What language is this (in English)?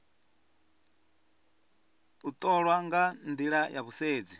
Venda